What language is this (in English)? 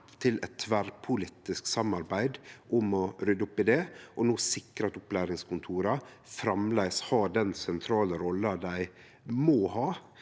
Norwegian